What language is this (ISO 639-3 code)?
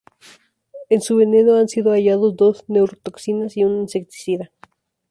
spa